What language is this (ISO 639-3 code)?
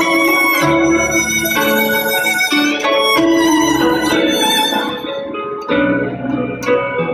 vie